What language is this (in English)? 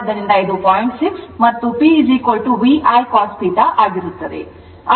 Kannada